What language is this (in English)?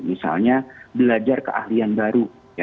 Indonesian